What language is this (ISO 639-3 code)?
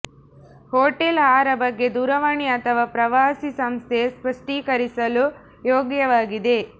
kan